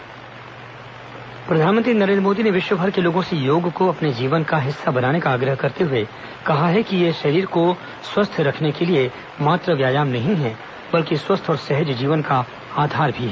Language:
Hindi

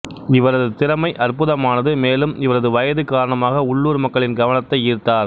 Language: Tamil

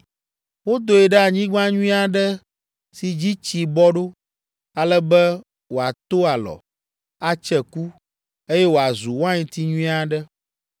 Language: Ewe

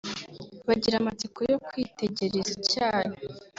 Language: Kinyarwanda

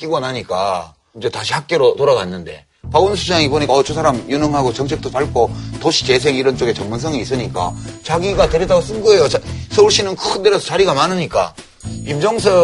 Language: Korean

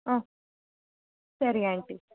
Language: Kannada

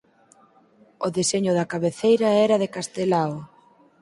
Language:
Galician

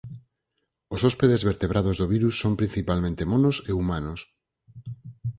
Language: Galician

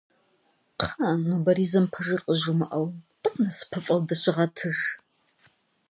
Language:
Kabardian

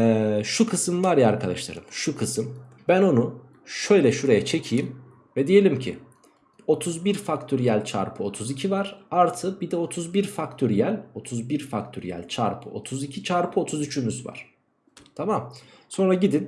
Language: Turkish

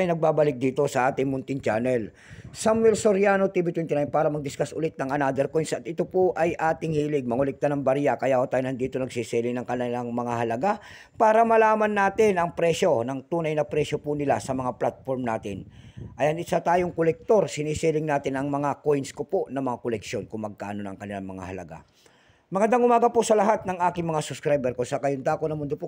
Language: Filipino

